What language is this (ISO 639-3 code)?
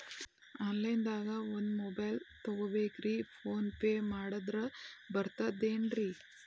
kan